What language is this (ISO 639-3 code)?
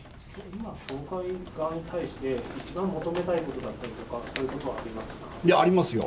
jpn